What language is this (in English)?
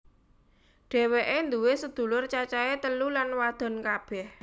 Javanese